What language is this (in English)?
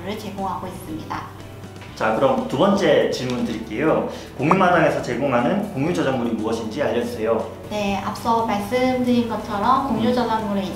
Korean